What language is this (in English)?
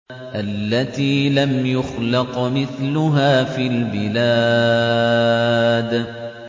Arabic